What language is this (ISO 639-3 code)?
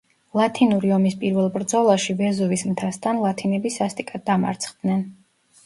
kat